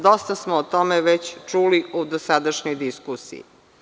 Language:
Serbian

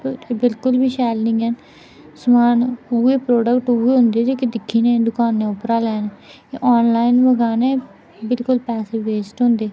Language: Dogri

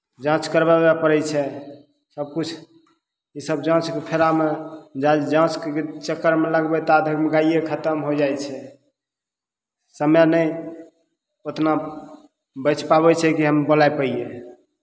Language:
Maithili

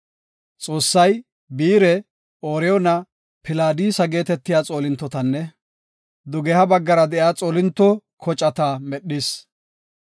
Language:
Gofa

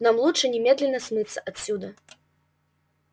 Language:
Russian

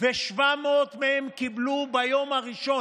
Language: Hebrew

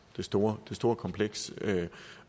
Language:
Danish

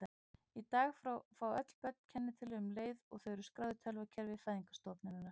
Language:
Icelandic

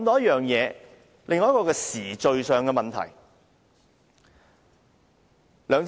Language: Cantonese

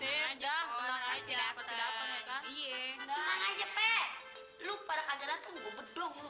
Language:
Indonesian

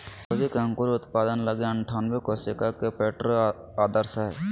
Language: Magahi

